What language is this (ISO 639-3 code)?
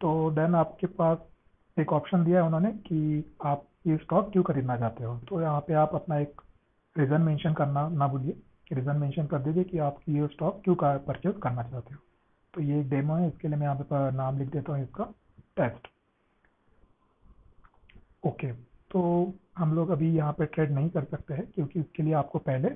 hin